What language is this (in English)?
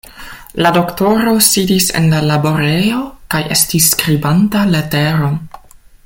Esperanto